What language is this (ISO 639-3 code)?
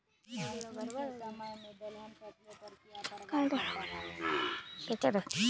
mag